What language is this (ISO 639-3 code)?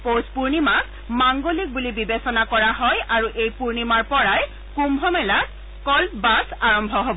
asm